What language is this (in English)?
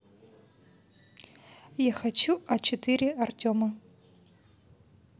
Russian